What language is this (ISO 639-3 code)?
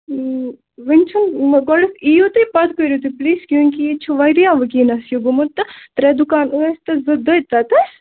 kas